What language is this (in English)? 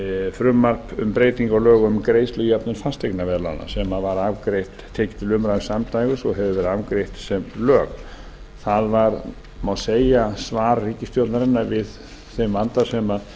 Icelandic